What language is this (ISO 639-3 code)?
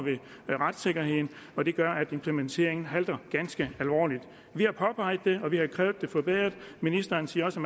dan